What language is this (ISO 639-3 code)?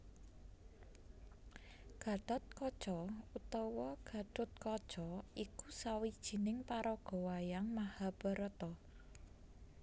jav